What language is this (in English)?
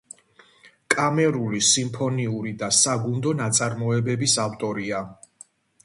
Georgian